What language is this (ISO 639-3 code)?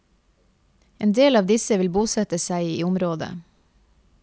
nor